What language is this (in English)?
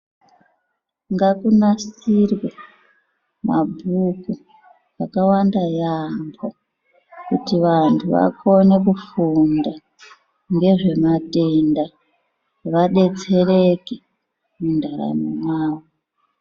Ndau